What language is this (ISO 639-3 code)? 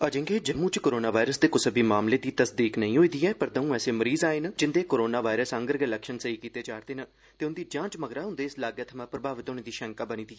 doi